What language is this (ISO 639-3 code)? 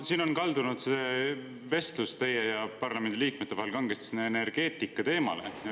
est